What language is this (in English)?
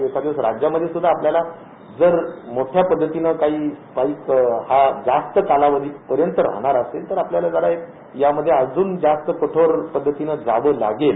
Marathi